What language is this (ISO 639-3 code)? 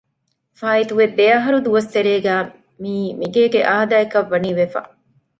div